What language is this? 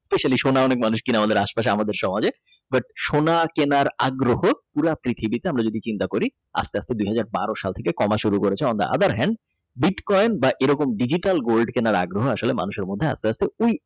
Bangla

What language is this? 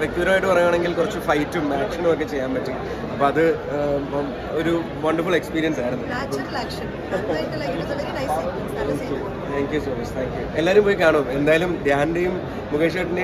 Malayalam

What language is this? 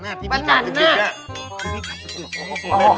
Thai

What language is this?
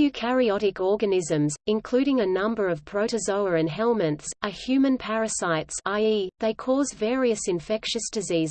English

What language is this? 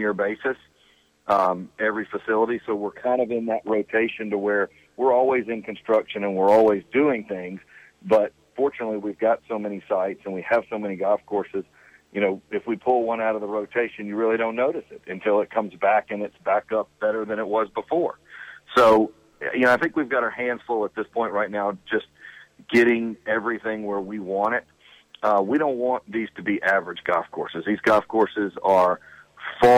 English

